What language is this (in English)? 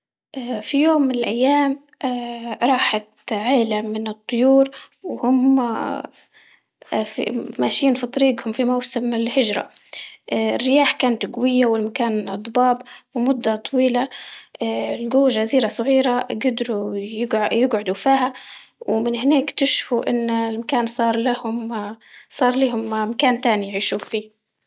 Libyan Arabic